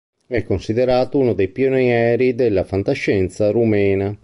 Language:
Italian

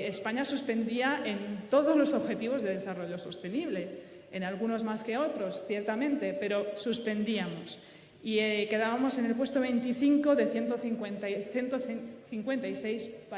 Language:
Spanish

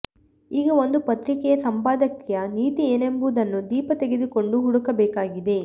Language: Kannada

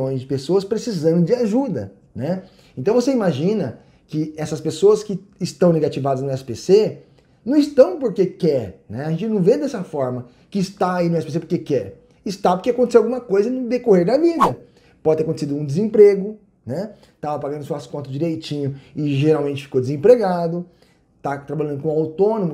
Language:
Portuguese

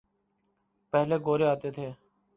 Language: Urdu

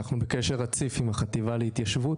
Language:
Hebrew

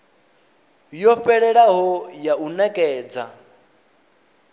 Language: Venda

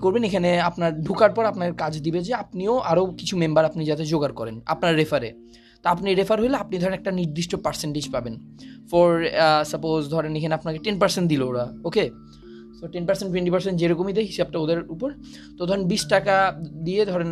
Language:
Bangla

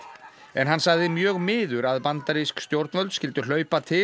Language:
Icelandic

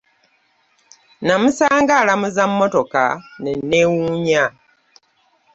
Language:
Ganda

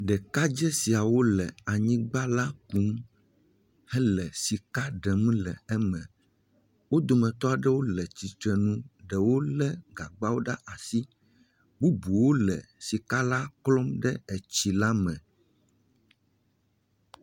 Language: Ewe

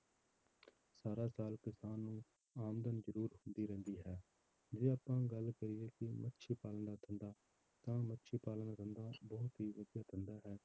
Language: Punjabi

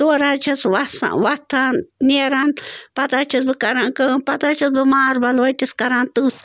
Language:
Kashmiri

